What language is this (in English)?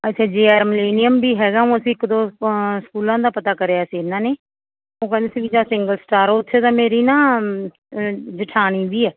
Punjabi